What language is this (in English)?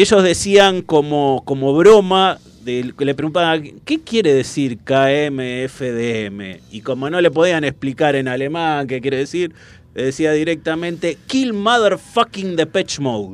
Spanish